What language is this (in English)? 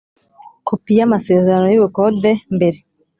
Kinyarwanda